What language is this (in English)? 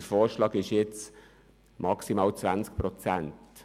Swiss German